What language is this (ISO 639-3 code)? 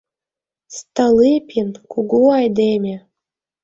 chm